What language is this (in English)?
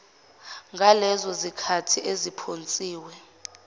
Zulu